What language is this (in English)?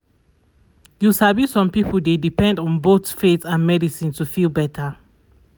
Nigerian Pidgin